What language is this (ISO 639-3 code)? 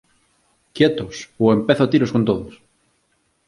glg